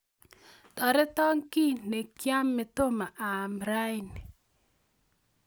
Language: Kalenjin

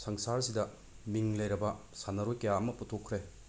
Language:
Manipuri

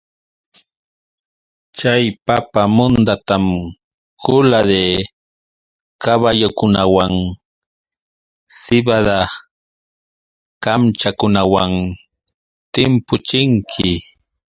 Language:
Yauyos Quechua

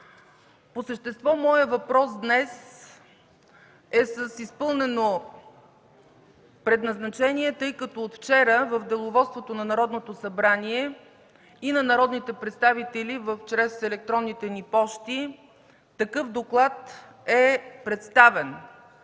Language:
Bulgarian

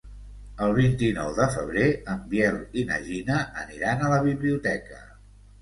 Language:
Catalan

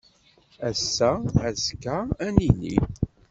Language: Kabyle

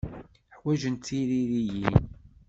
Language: Kabyle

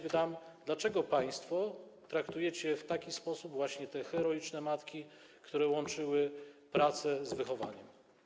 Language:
Polish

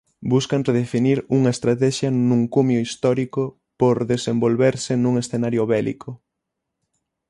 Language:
Galician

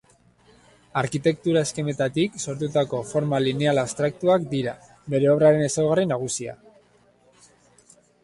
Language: Basque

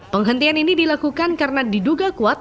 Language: Indonesian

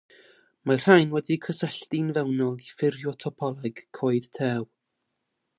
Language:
Welsh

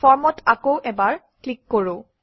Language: Assamese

